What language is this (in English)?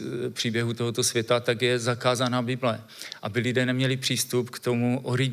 Czech